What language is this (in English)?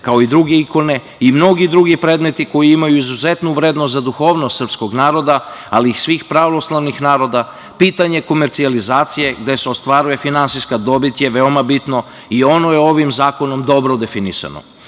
Serbian